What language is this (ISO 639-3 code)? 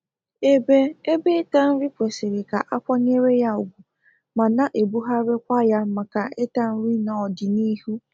ibo